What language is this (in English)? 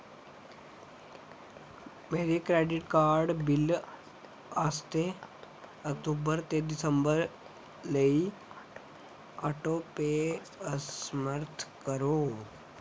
Dogri